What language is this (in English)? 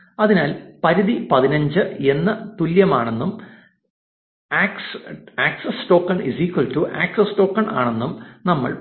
Malayalam